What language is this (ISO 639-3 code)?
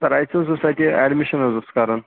kas